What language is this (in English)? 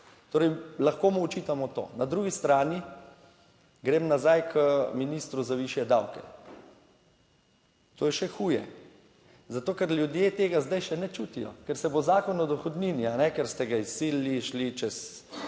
Slovenian